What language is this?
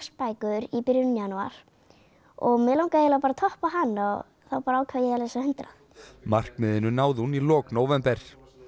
Icelandic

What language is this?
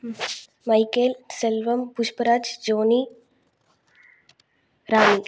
Tamil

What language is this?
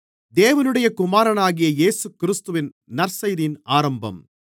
Tamil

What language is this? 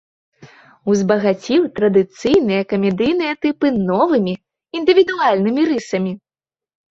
Belarusian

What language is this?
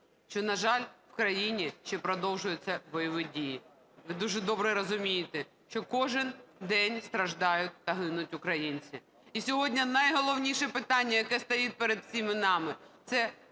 Ukrainian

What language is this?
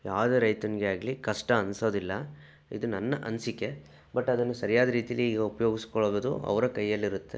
Kannada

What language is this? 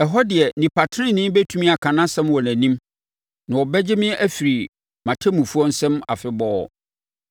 Akan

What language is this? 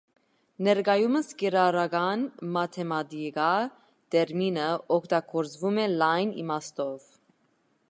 Armenian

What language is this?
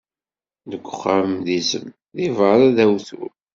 Kabyle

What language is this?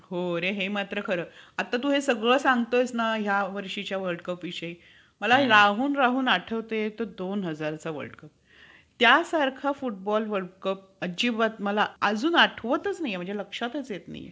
Marathi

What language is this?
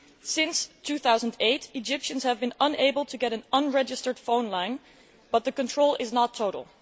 English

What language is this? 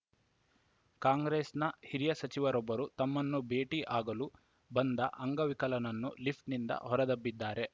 Kannada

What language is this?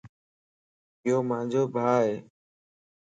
Lasi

